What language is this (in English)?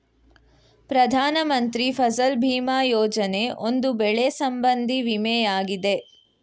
Kannada